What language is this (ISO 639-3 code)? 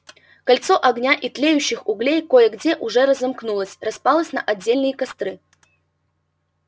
rus